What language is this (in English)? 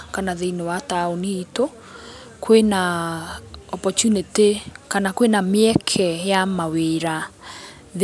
Kikuyu